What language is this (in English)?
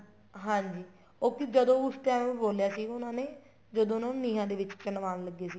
Punjabi